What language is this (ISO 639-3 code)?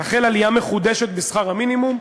heb